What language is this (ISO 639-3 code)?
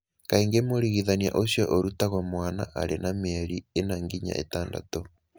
kik